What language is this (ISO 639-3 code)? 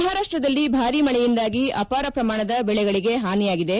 kan